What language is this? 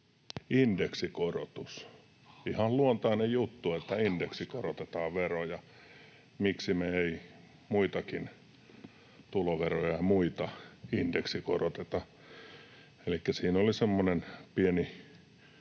Finnish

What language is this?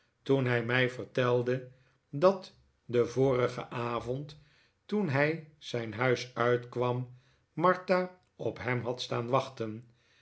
Dutch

